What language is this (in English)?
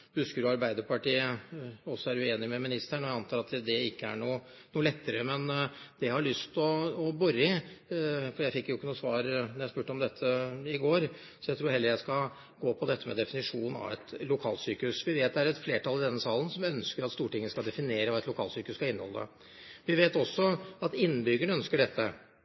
Norwegian Bokmål